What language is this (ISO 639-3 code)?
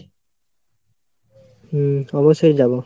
ben